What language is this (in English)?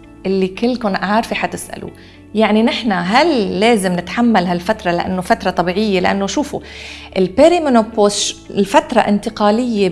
Arabic